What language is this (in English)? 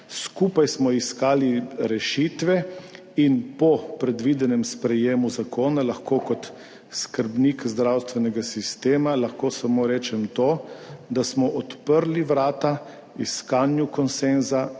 Slovenian